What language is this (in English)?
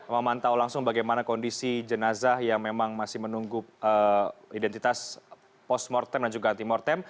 Indonesian